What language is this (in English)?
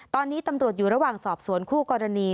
Thai